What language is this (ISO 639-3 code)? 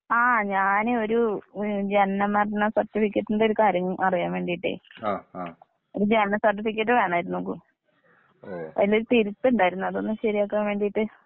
mal